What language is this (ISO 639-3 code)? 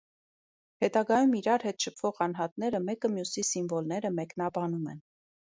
hye